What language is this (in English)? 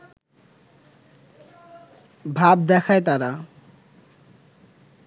Bangla